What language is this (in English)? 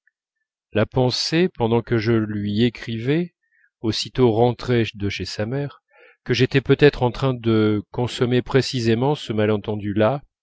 French